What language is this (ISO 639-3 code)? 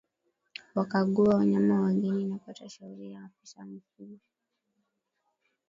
swa